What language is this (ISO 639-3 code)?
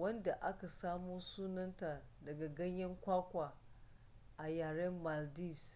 hau